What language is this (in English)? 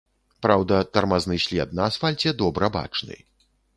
Belarusian